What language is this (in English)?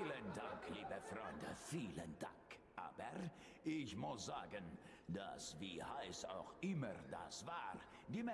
German